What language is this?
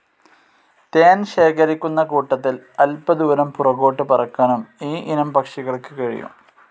Malayalam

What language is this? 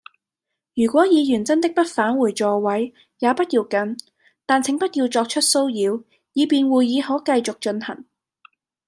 Cantonese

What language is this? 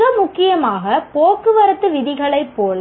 Tamil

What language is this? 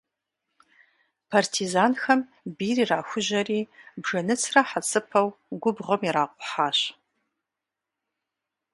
Kabardian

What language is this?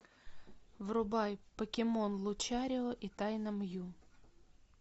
Russian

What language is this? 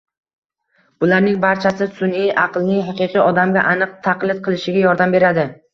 Uzbek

